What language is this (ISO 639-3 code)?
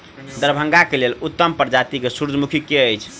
mai